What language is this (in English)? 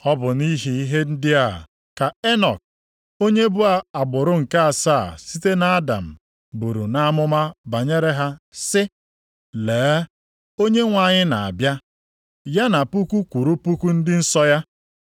Igbo